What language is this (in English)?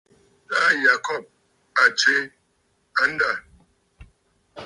Bafut